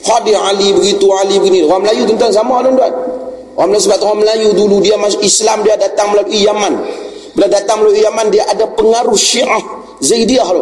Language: Malay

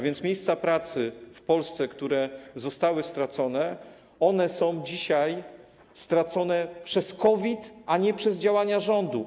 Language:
Polish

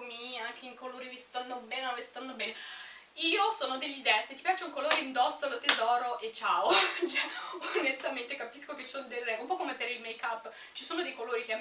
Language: Italian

